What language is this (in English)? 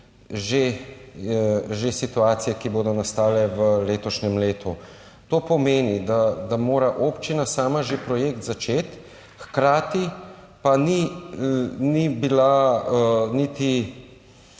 Slovenian